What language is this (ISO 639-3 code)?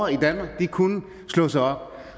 dan